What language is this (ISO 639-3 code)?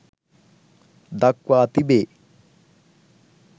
sin